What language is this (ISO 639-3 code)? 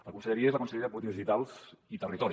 cat